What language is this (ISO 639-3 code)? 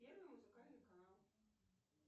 rus